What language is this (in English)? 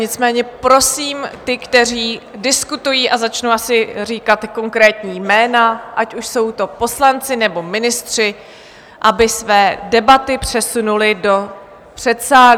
Czech